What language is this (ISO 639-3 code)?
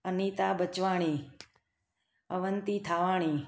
snd